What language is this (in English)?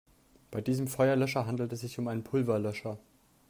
German